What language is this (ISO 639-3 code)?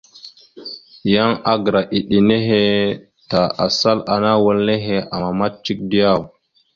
mxu